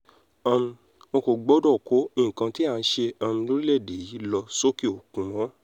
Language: Yoruba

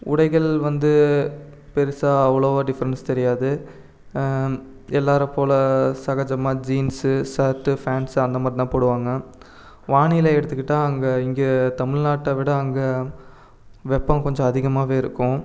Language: Tamil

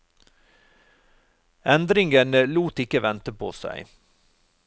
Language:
Norwegian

